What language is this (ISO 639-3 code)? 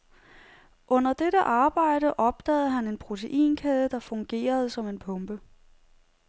dan